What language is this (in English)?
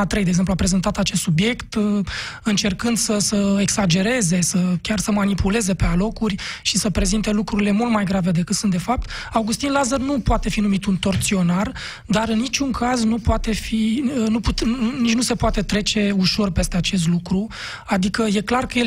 Romanian